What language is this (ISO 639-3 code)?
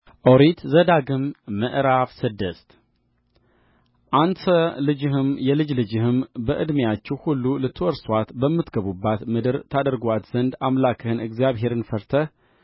amh